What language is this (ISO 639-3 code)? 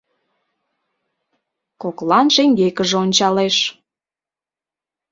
chm